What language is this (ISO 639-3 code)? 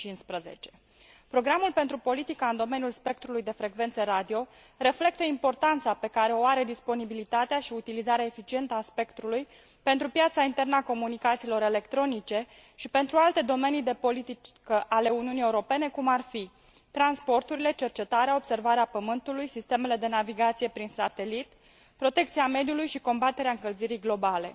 ron